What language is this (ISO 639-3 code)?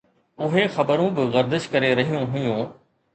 snd